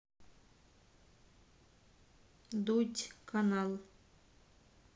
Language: Russian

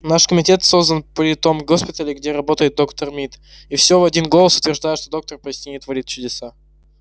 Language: Russian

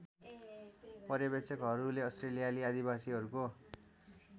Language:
Nepali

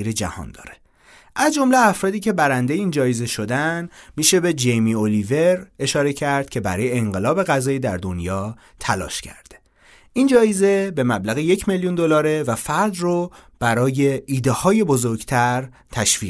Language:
Persian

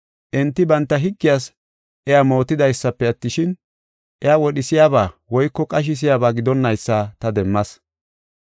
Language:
Gofa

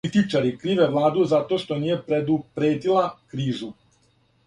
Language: Serbian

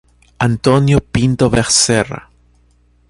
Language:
Portuguese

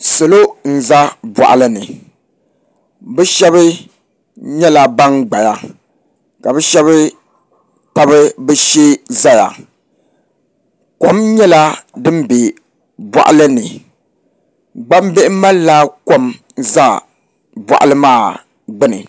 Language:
Dagbani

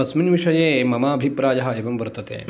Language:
Sanskrit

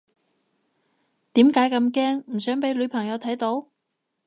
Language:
Cantonese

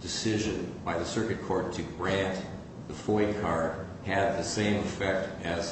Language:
English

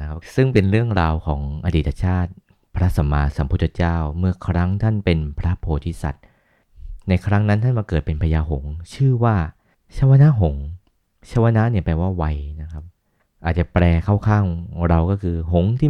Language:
Thai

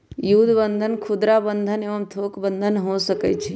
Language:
Magahi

